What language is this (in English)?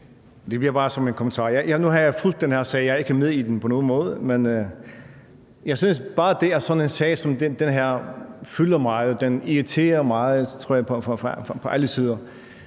Danish